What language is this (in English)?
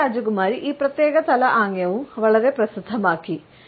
Malayalam